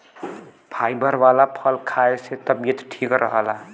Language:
Bhojpuri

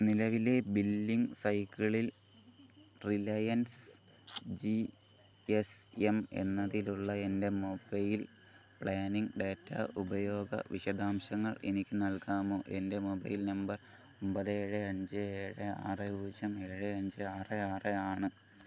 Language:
Malayalam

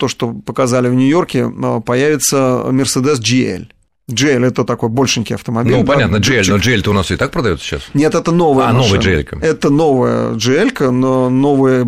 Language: Russian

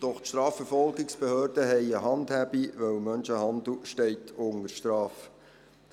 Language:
Swiss German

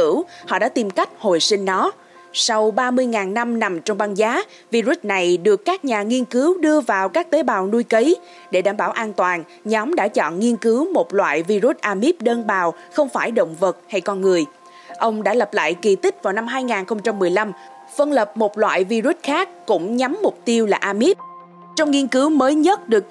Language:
Vietnamese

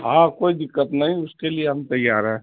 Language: Urdu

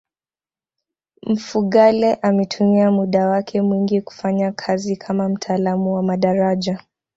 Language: Swahili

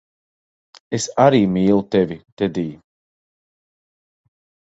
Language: Latvian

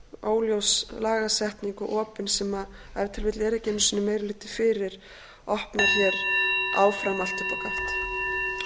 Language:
Icelandic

